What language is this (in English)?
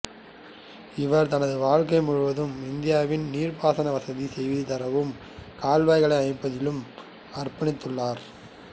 Tamil